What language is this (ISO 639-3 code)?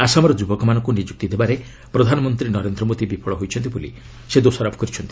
ori